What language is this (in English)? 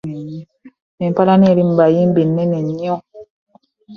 Ganda